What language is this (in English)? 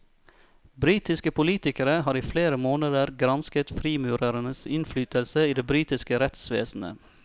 Norwegian